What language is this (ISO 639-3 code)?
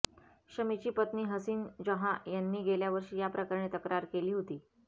mar